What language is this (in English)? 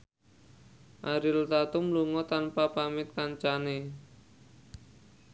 Javanese